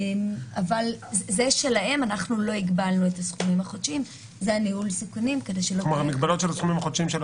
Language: Hebrew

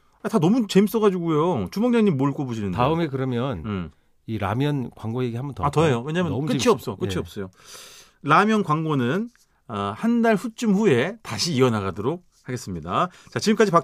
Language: Korean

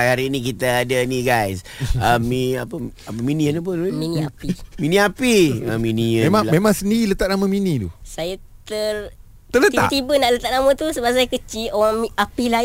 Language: Malay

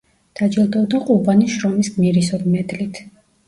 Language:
Georgian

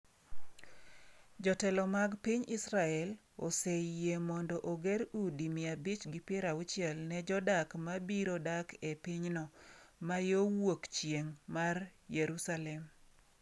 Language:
Luo (Kenya and Tanzania)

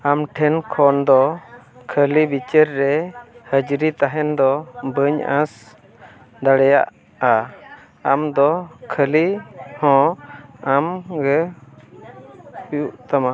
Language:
Santali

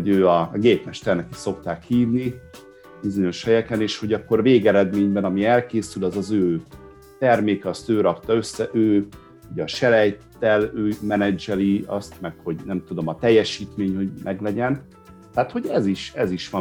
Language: Hungarian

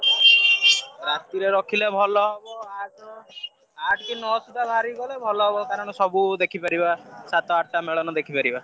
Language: Odia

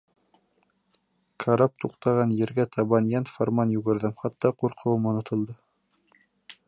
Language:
Bashkir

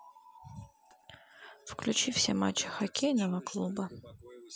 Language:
Russian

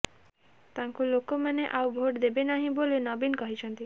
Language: Odia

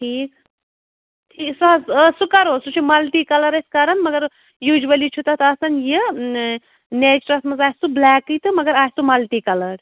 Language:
Kashmiri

